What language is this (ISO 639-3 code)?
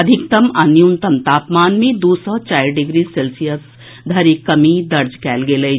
mai